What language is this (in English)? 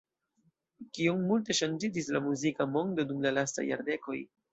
Esperanto